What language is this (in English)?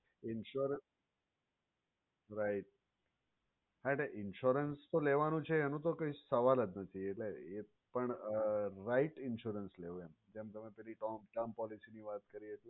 Gujarati